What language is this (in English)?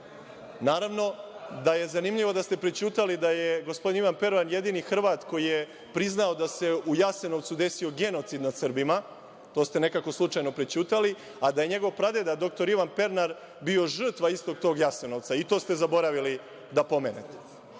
Serbian